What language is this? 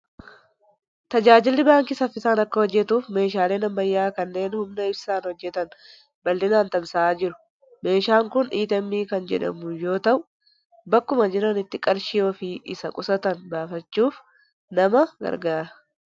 Oromo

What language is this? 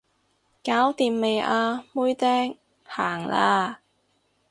Cantonese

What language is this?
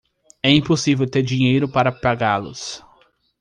Portuguese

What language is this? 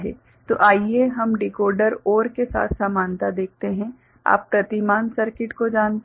Hindi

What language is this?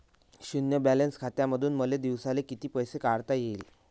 Marathi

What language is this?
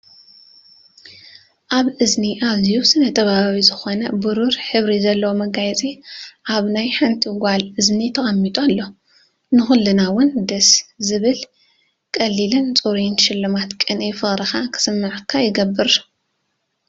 Tigrinya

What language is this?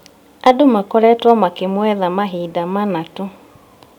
Kikuyu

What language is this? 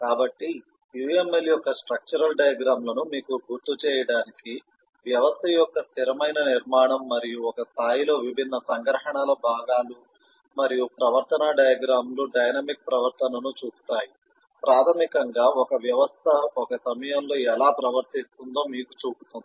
Telugu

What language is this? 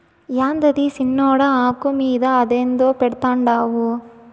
Telugu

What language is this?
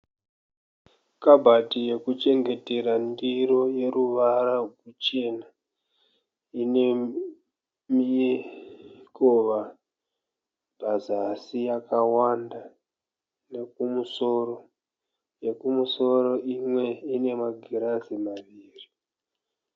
Shona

